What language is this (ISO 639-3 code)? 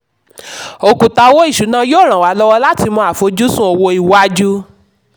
yor